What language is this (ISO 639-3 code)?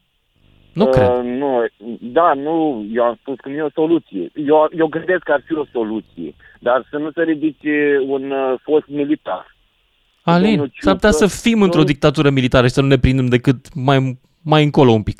ron